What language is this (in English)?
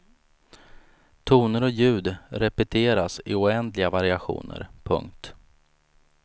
Swedish